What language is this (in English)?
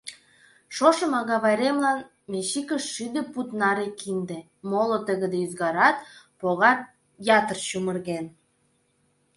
Mari